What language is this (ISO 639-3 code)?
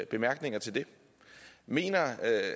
dan